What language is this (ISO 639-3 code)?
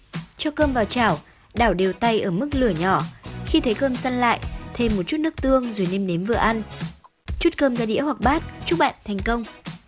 vie